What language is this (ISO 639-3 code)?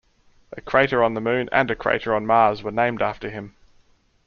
eng